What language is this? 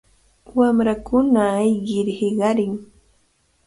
Cajatambo North Lima Quechua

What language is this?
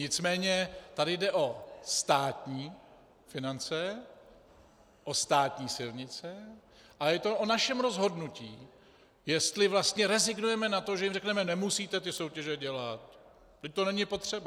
Czech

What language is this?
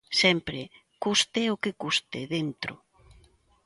Galician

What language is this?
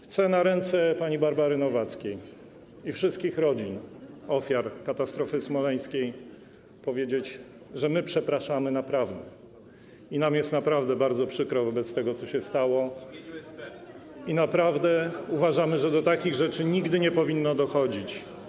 Polish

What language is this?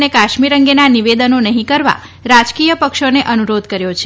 Gujarati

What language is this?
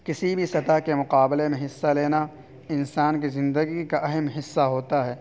Urdu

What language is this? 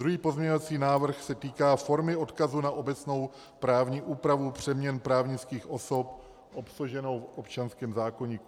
Czech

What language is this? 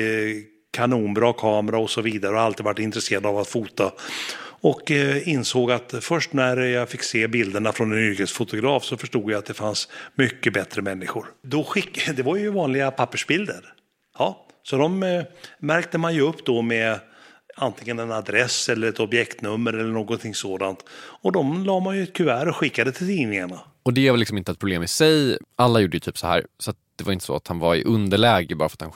Swedish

